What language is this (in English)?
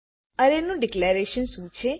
Gujarati